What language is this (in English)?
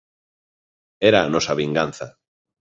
Galician